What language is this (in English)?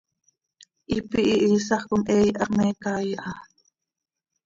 Seri